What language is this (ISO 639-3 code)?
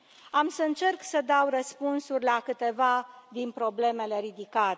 ron